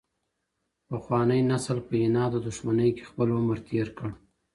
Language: Pashto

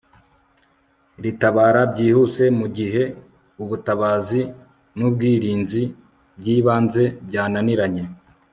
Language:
Kinyarwanda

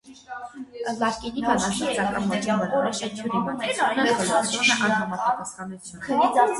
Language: Armenian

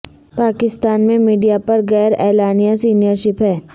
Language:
Urdu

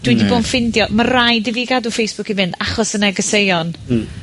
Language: Welsh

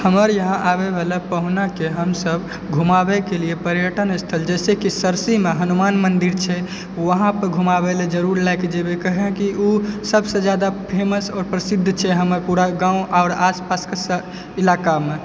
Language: Maithili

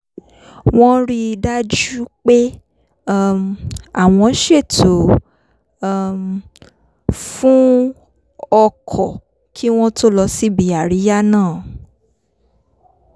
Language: Yoruba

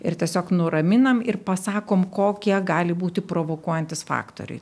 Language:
Lithuanian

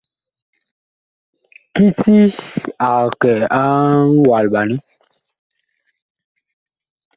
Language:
Bakoko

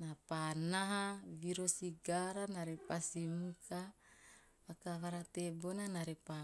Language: Teop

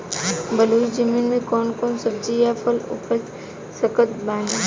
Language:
Bhojpuri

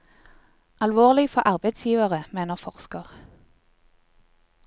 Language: Norwegian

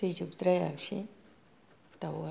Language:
Bodo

